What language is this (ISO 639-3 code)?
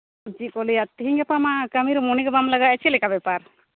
sat